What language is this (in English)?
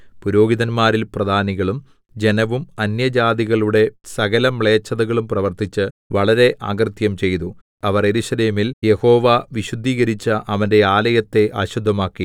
Malayalam